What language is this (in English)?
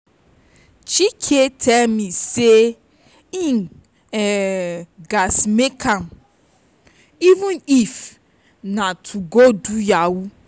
Nigerian Pidgin